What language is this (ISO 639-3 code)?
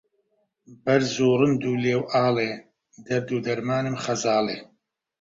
ckb